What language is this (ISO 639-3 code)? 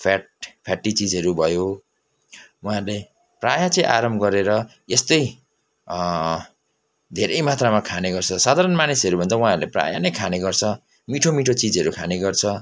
nep